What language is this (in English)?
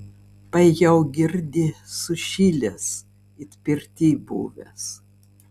Lithuanian